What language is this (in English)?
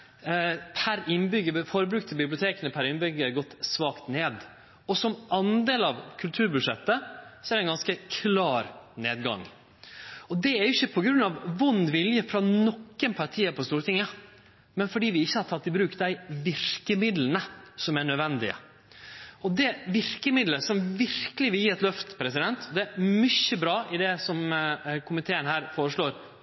Norwegian Nynorsk